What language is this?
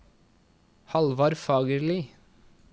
Norwegian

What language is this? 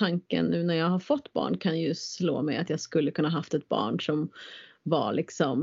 Swedish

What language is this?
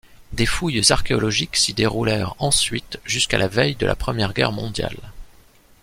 French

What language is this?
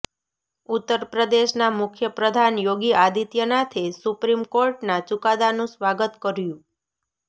Gujarati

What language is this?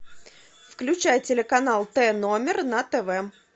Russian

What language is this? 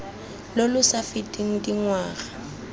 Tswana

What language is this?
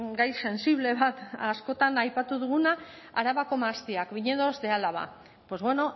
Basque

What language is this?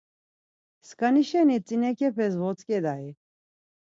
Laz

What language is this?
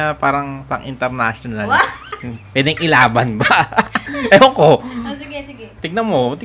Filipino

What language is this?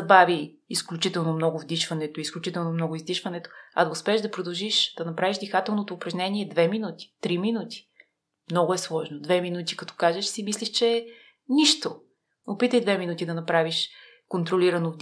Bulgarian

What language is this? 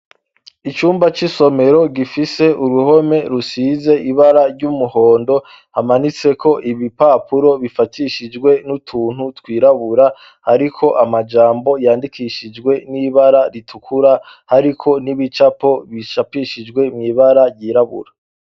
Rundi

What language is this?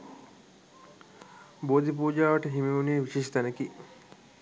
Sinhala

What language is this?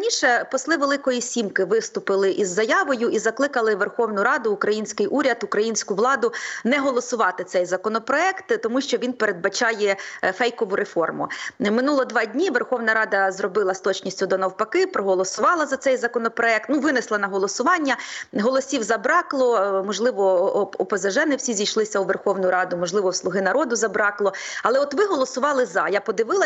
Ukrainian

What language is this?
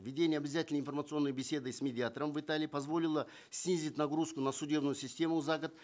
Kazakh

